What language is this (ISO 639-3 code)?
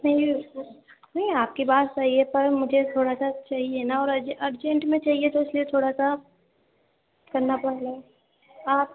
urd